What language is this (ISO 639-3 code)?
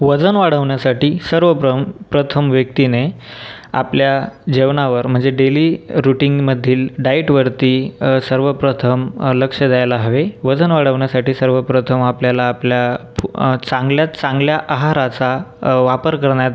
mar